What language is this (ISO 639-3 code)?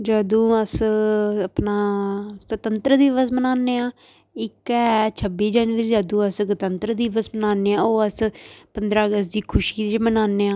doi